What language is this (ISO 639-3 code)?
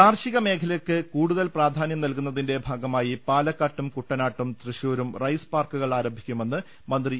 mal